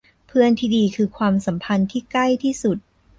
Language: Thai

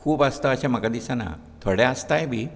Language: Konkani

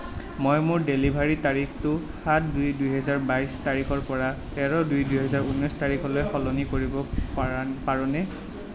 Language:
Assamese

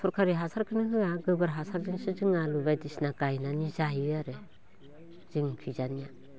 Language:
Bodo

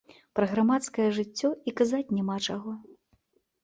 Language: Belarusian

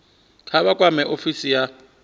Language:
Venda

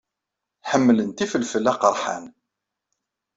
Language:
Kabyle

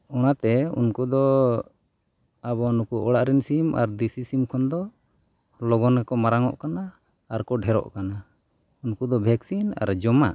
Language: Santali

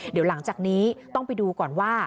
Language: Thai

